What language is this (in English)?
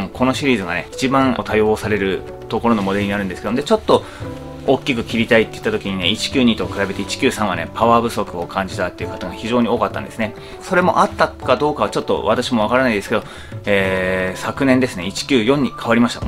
Japanese